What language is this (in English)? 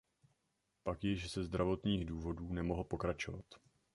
Czech